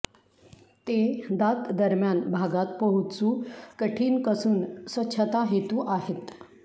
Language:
Marathi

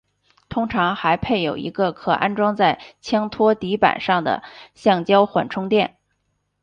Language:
Chinese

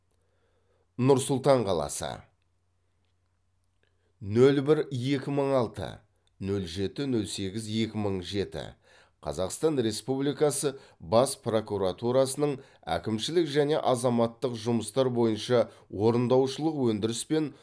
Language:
Kazakh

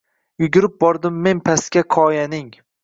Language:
Uzbek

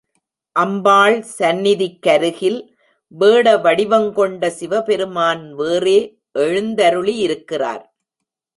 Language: Tamil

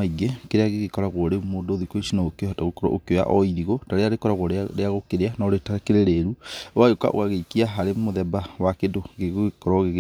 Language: Kikuyu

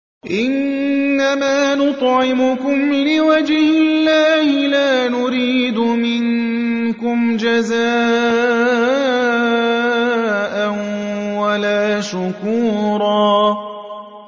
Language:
Arabic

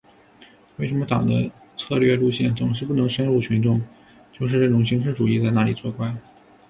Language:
Chinese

